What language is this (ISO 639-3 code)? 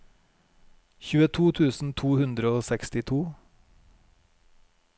nor